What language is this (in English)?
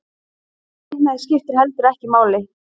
Icelandic